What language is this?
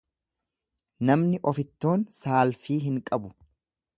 Oromo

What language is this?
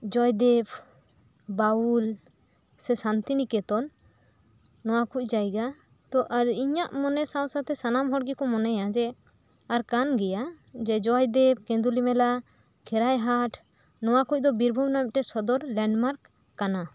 Santali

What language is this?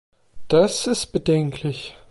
German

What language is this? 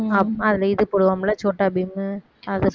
Tamil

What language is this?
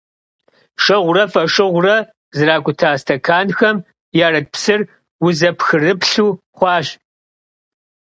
Kabardian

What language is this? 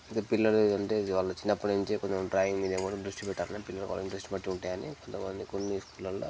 Telugu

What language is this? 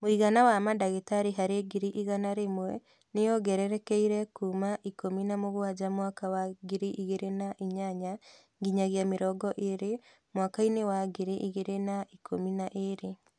Kikuyu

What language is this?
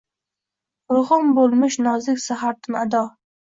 Uzbek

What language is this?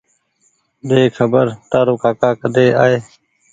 Goaria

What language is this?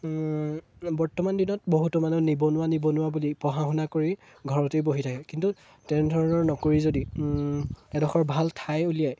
Assamese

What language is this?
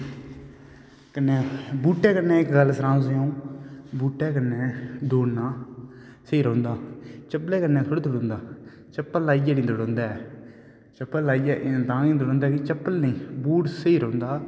Dogri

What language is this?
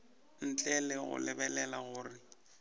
Northern Sotho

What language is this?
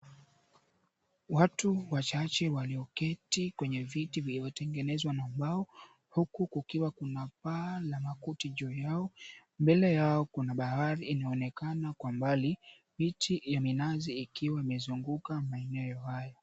Swahili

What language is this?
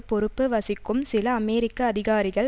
Tamil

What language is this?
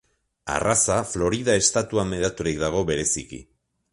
Basque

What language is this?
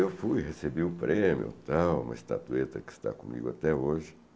Portuguese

